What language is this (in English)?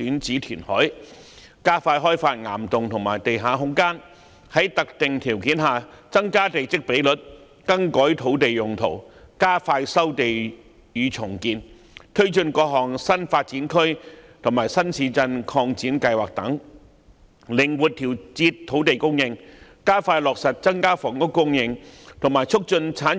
Cantonese